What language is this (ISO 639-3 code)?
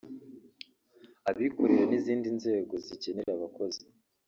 kin